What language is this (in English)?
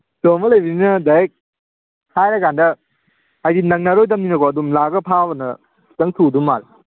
Manipuri